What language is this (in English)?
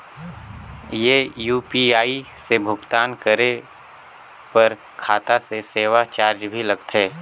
Chhattisgarhi